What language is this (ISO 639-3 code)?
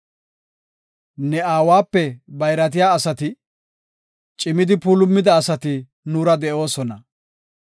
gof